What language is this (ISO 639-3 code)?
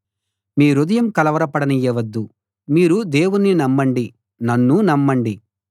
tel